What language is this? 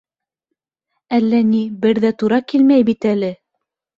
Bashkir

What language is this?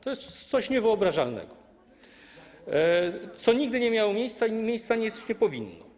Polish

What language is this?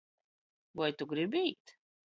Latgalian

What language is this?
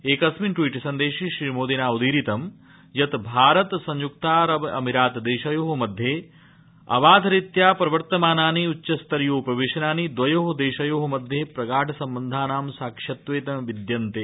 Sanskrit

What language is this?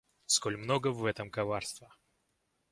Russian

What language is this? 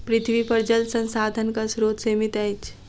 Maithili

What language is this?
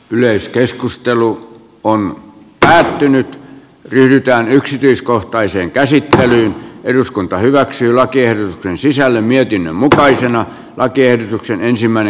Finnish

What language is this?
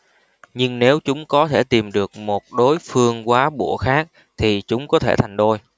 Vietnamese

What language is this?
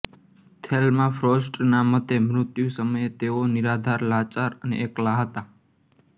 Gujarati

